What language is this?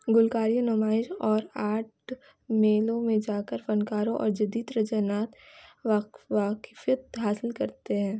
Urdu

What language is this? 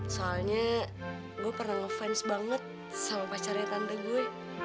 Indonesian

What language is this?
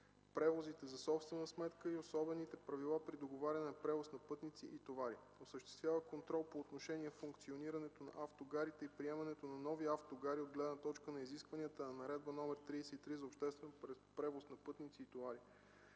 Bulgarian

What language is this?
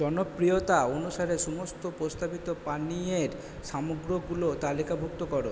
Bangla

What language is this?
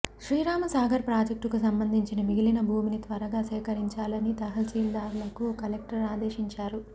Telugu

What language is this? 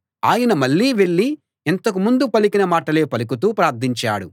Telugu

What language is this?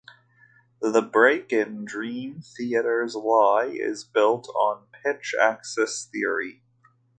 English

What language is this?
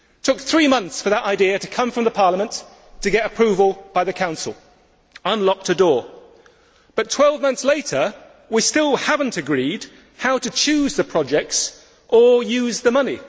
English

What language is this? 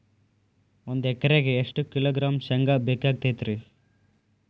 Kannada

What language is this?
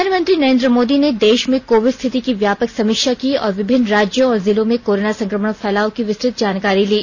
Hindi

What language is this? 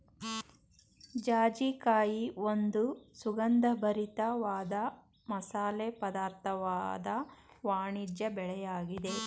Kannada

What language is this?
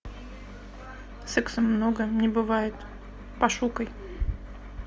Russian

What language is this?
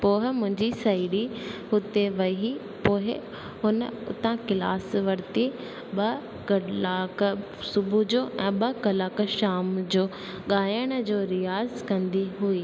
Sindhi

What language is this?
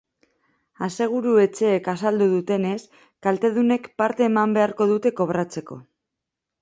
Basque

